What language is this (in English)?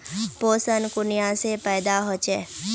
Magahi